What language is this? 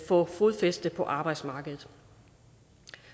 Danish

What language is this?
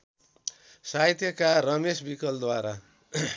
Nepali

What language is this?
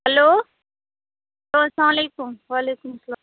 Kashmiri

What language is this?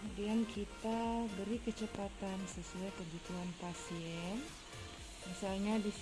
Indonesian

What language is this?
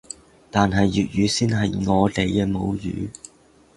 Cantonese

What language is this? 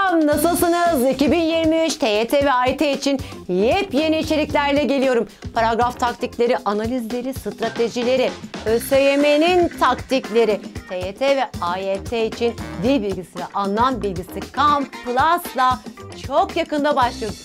Turkish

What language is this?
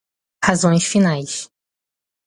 Portuguese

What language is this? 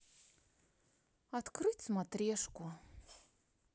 Russian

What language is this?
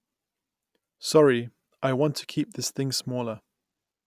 English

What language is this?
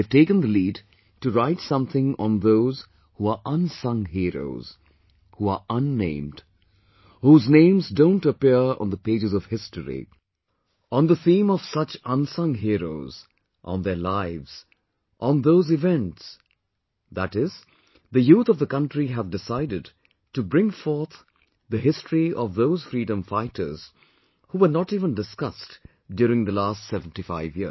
English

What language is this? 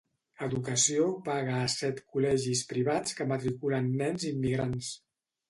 Catalan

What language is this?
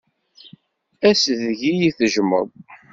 Kabyle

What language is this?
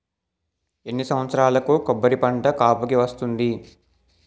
Telugu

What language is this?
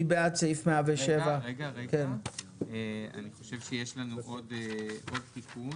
Hebrew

